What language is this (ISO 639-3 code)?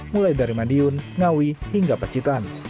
ind